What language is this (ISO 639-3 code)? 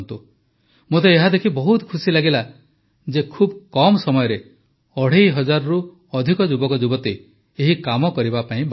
ori